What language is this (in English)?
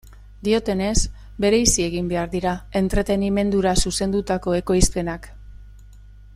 Basque